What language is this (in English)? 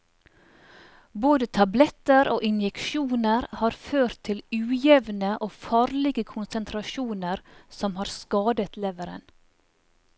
Norwegian